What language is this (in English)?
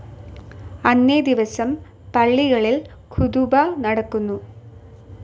Malayalam